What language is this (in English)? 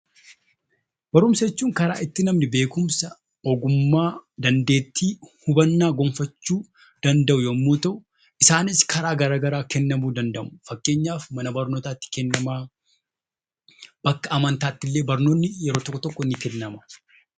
Oromo